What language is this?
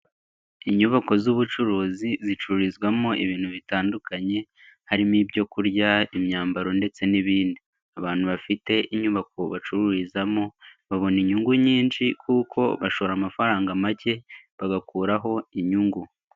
Kinyarwanda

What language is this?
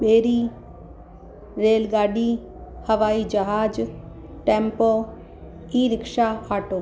Sindhi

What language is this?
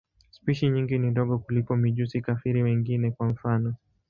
Swahili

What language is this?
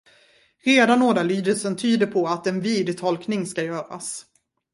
Swedish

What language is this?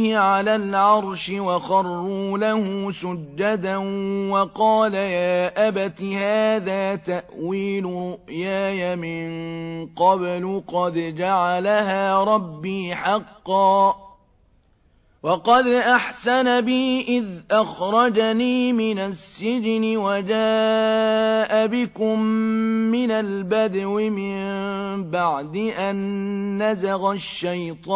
Arabic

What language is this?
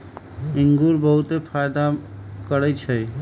Magahi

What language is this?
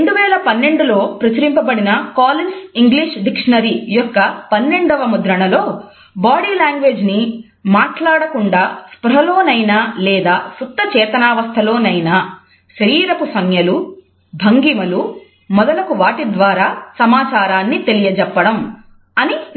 Telugu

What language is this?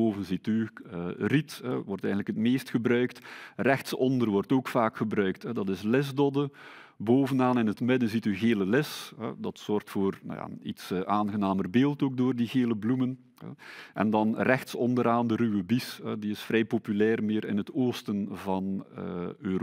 Dutch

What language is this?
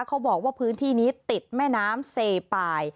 Thai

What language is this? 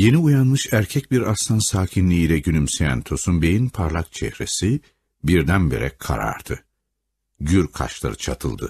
Turkish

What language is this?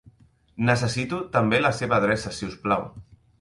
Catalan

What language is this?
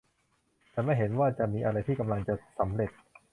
Thai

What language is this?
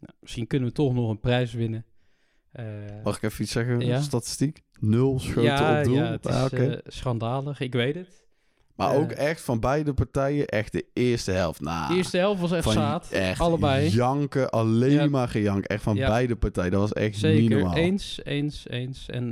Dutch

